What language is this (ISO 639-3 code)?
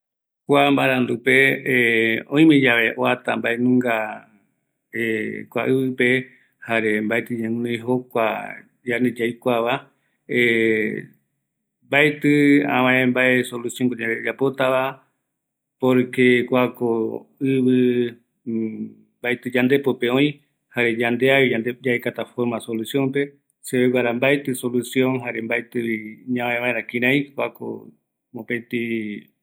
gui